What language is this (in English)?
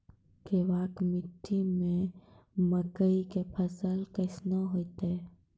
Maithili